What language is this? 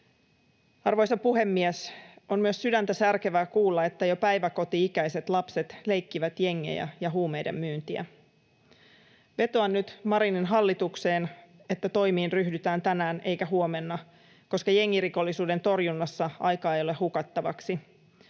Finnish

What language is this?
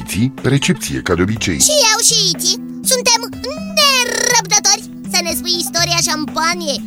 Romanian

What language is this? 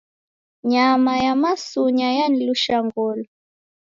Taita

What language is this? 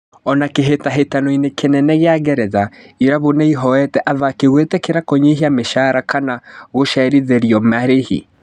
Kikuyu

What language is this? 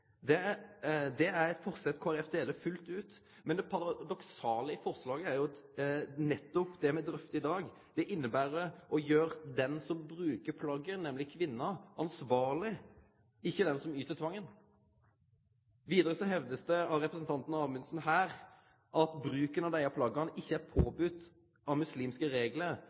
Norwegian Nynorsk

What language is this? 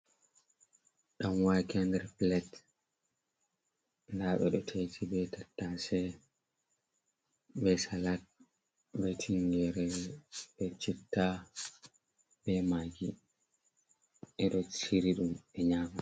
Fula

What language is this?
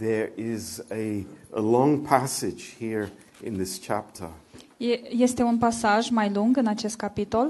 Romanian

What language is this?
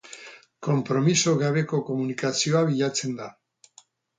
Basque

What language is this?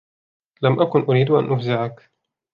Arabic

